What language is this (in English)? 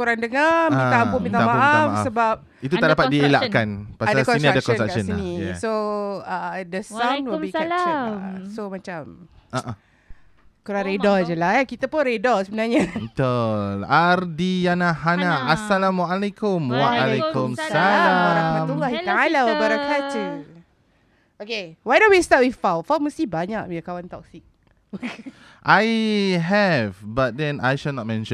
Malay